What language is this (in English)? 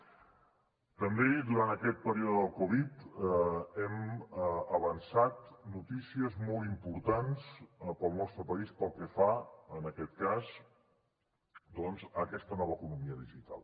Catalan